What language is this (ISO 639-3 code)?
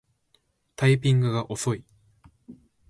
jpn